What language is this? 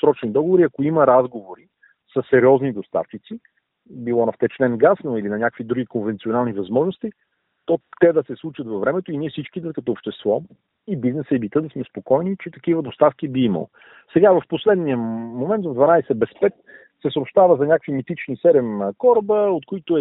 Bulgarian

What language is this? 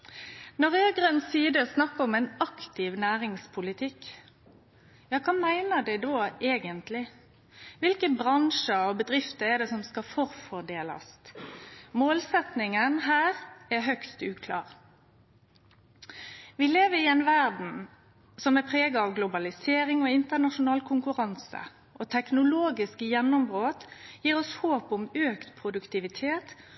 Norwegian Nynorsk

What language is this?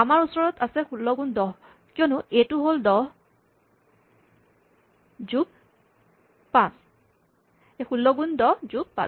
Assamese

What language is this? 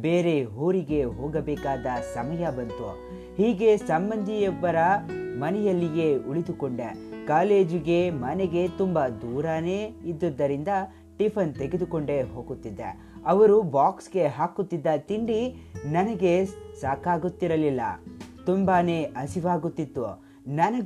Kannada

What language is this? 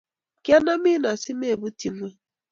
Kalenjin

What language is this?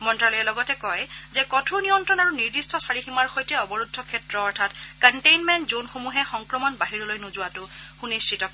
Assamese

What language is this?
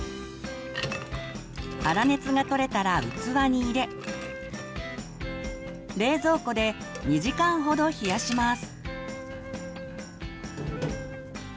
Japanese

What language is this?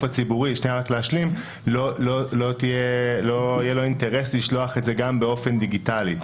Hebrew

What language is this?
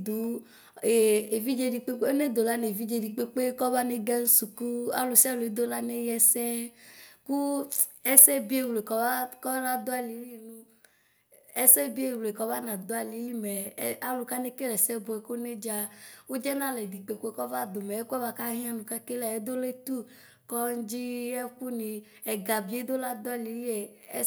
Ikposo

